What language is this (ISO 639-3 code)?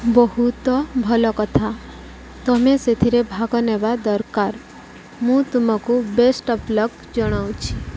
ori